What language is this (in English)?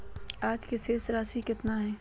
Magahi